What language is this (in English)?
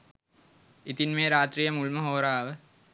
Sinhala